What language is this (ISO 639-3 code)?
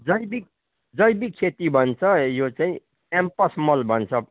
nep